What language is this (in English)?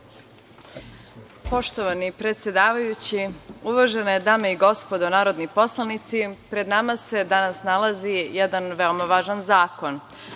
Serbian